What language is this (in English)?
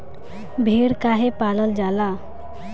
Bhojpuri